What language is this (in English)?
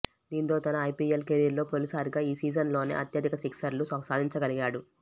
Telugu